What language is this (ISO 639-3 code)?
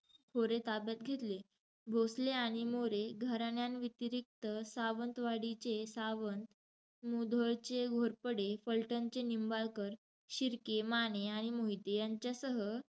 mar